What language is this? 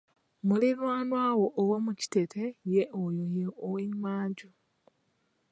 Ganda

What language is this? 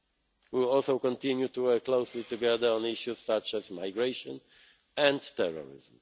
English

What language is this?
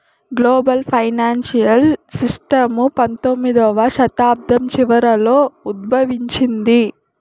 Telugu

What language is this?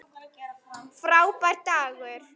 Icelandic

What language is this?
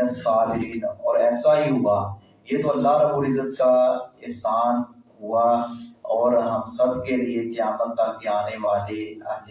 Urdu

